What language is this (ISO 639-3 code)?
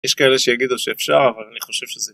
heb